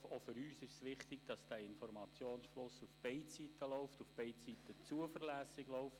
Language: Swiss German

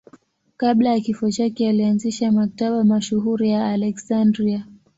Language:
Swahili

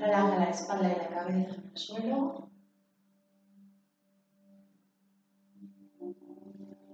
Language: Spanish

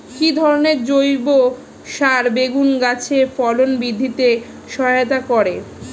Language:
Bangla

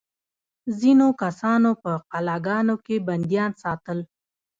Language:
Pashto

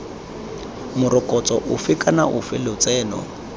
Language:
Tswana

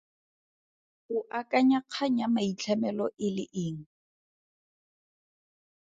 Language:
Tswana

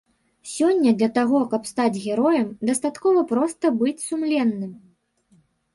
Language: Belarusian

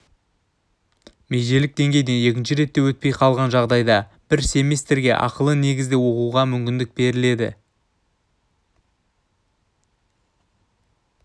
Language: Kazakh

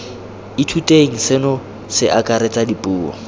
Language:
Tswana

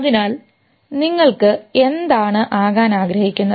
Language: Malayalam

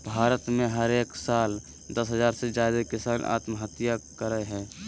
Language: Magahi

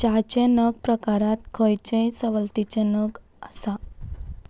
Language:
Konkani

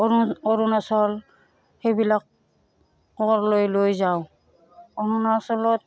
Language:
Assamese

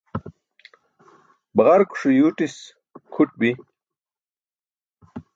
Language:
Burushaski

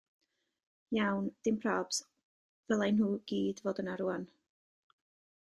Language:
Welsh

